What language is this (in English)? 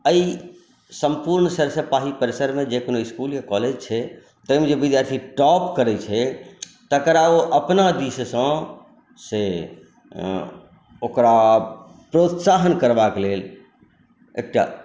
Maithili